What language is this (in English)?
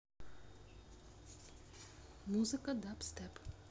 Russian